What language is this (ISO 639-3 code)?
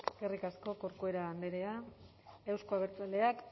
eus